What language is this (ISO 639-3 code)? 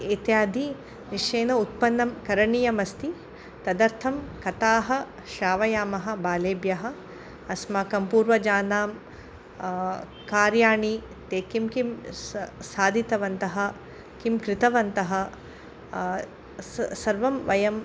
san